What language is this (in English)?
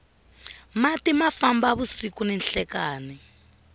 Tsonga